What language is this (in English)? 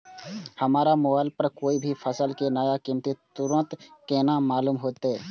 Maithili